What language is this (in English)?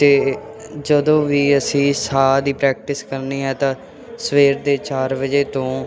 Punjabi